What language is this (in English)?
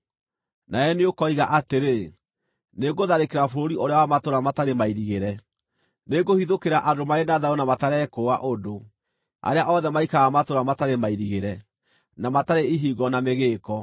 Kikuyu